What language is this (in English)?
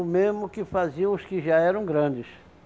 Portuguese